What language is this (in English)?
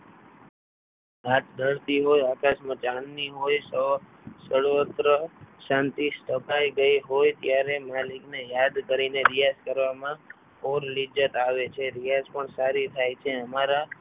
Gujarati